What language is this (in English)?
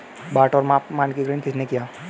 Hindi